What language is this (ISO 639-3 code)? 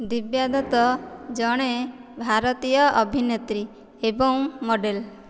ori